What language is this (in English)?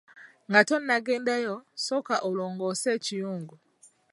Ganda